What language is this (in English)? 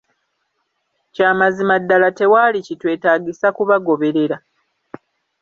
Ganda